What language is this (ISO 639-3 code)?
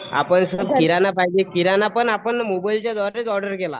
mar